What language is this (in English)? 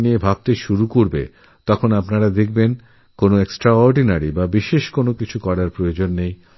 Bangla